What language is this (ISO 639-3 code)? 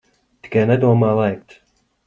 lav